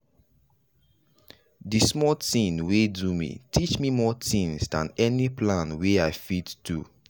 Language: Nigerian Pidgin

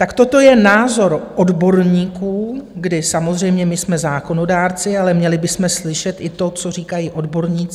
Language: Czech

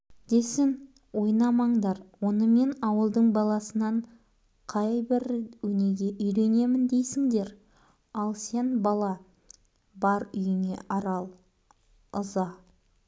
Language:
Kazakh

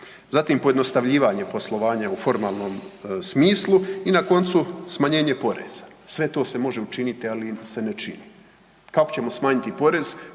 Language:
Croatian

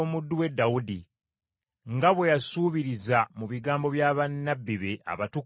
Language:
Ganda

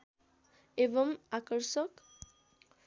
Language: Nepali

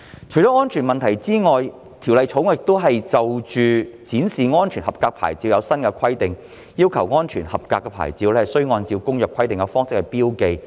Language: Cantonese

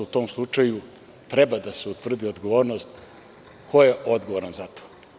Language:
Serbian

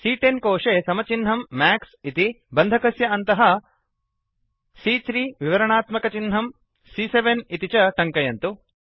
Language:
Sanskrit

